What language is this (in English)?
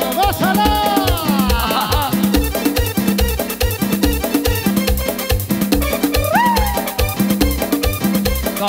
Spanish